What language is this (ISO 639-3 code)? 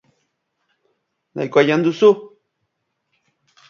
eus